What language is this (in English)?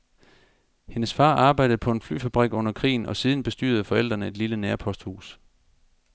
Danish